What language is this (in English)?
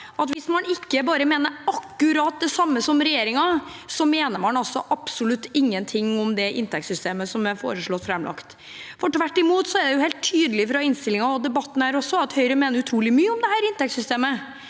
Norwegian